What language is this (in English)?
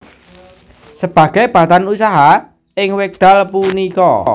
Javanese